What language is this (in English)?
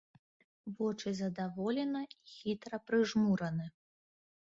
Belarusian